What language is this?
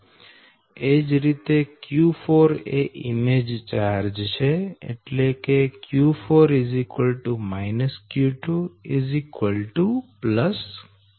Gujarati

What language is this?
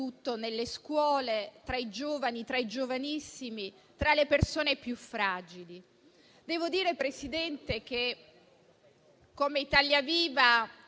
Italian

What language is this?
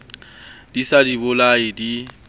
Southern Sotho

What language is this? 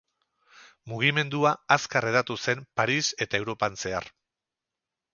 Basque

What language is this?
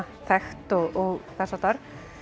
Icelandic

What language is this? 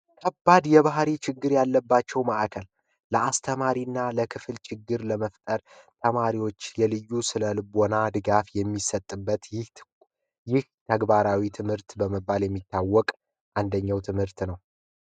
Amharic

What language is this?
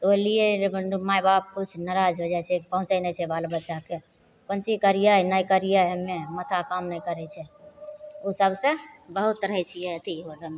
Maithili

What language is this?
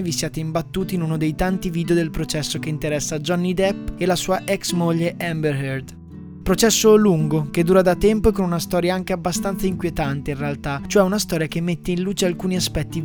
Italian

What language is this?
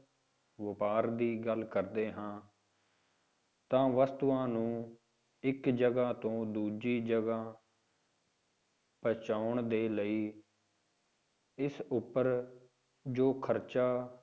Punjabi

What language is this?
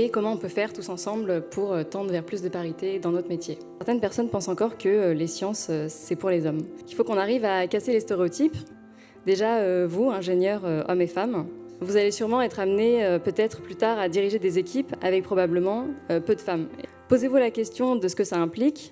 French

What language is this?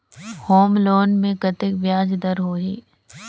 Chhattisgarhi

